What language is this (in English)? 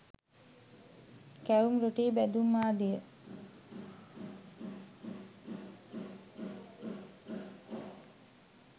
Sinhala